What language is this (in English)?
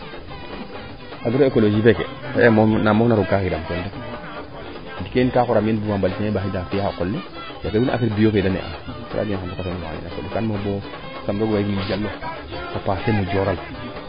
Serer